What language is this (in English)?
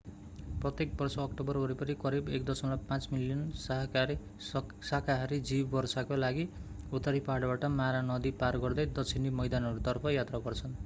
Nepali